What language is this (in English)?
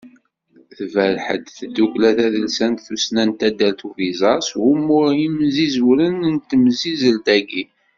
Kabyle